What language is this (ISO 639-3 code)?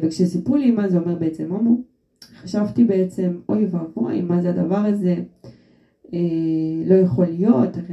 heb